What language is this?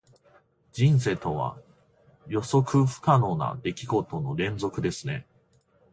Japanese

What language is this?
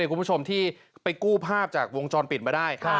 Thai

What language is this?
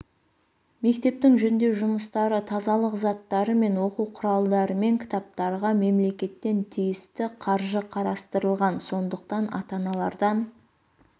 Kazakh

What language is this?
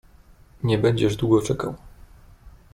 Polish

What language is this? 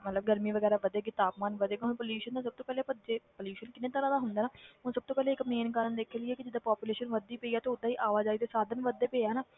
Punjabi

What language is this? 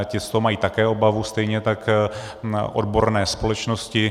Czech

